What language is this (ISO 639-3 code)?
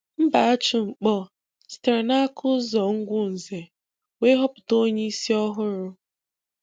ibo